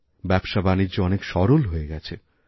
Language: Bangla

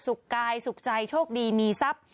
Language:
Thai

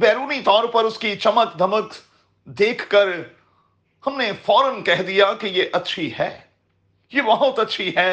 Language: Urdu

